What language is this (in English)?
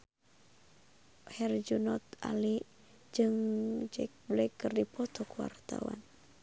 Sundanese